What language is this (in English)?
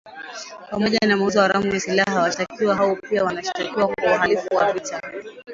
Swahili